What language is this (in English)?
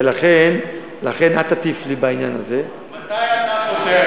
Hebrew